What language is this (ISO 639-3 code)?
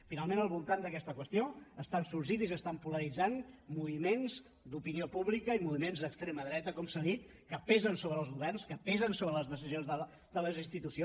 cat